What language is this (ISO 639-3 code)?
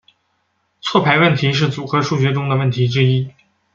zho